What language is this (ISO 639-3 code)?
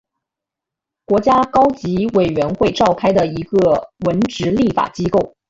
zho